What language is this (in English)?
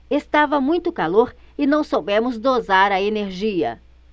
Portuguese